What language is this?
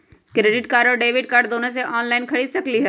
Magahi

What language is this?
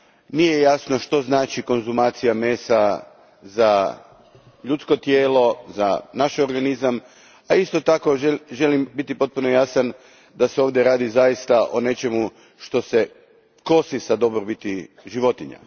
Croatian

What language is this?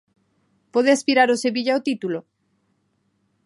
Galician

